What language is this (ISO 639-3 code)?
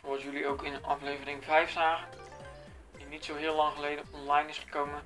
nld